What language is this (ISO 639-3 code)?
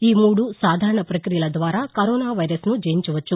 tel